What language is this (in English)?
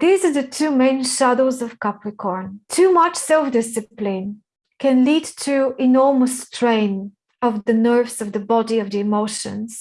English